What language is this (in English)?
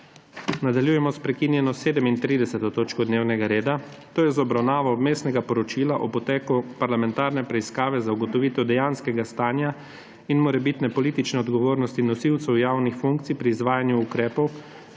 Slovenian